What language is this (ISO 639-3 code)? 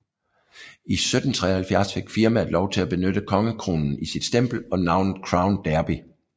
dan